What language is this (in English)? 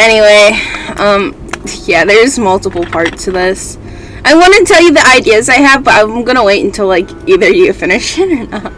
English